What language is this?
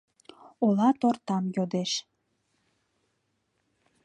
Mari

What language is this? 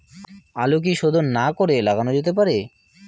Bangla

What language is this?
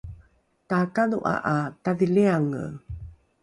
Rukai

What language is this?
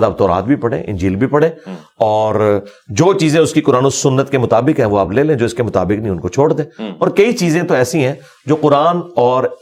Urdu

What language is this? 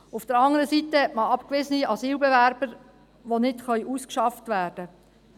Swiss German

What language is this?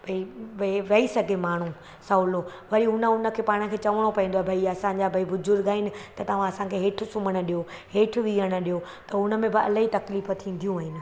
Sindhi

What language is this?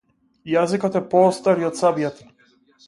Macedonian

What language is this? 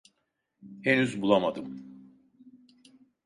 Turkish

